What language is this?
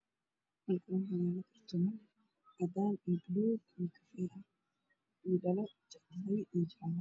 Somali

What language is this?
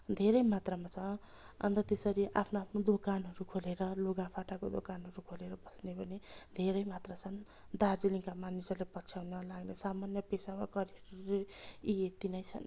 Nepali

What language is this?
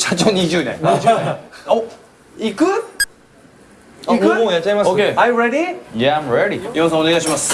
Japanese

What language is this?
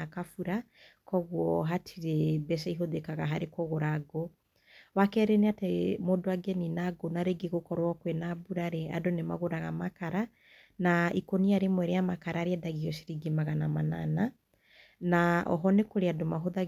Kikuyu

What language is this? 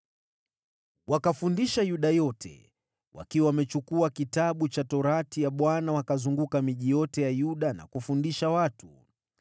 Swahili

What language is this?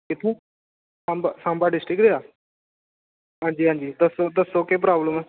Dogri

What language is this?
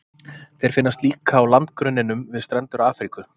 Icelandic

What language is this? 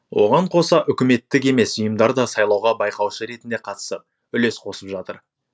Kazakh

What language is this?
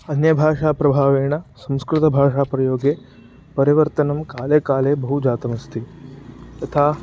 Sanskrit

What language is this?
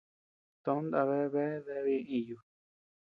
Tepeuxila Cuicatec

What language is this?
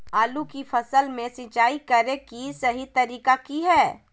Magahi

